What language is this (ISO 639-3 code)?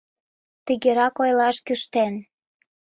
chm